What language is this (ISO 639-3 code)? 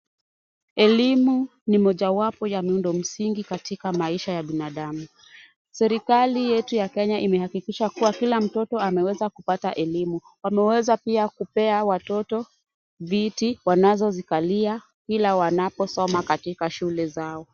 swa